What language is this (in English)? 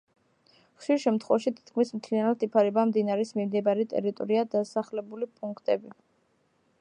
Georgian